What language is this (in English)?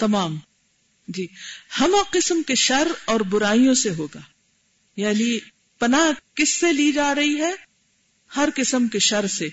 Urdu